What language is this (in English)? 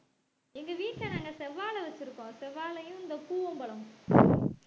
Tamil